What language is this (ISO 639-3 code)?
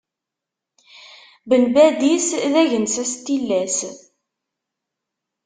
kab